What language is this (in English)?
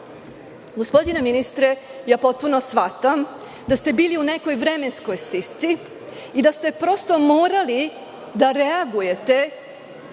Serbian